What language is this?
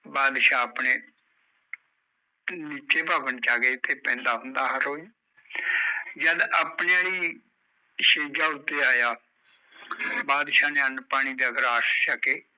Punjabi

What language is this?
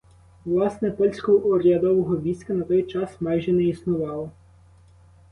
Ukrainian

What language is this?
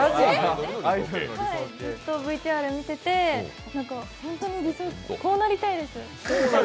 Japanese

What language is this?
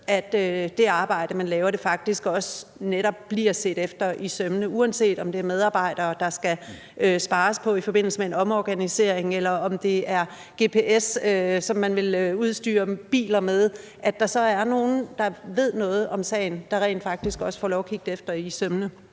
Danish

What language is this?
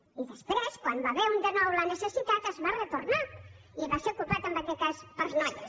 Catalan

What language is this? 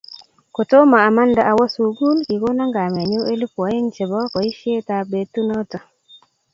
Kalenjin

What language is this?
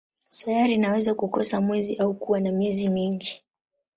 Swahili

